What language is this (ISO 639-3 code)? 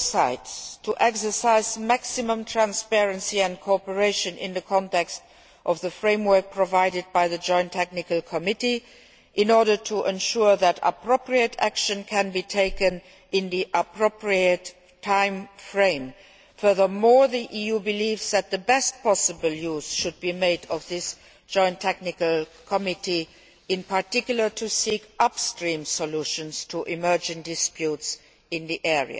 eng